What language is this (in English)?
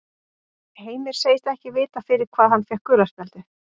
Icelandic